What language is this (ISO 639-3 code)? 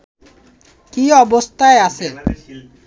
ben